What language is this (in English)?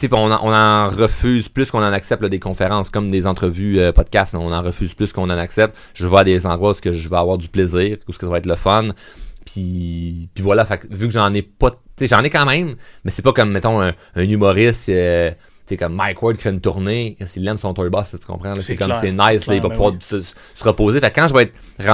French